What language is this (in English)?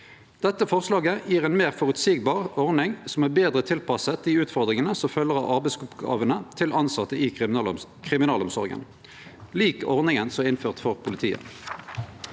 Norwegian